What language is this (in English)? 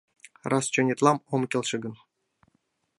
Mari